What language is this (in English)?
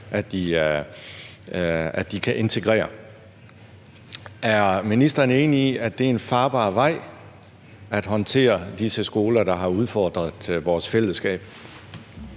Danish